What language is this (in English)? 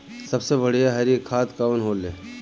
Bhojpuri